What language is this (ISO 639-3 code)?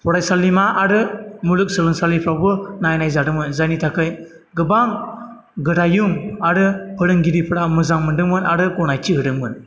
brx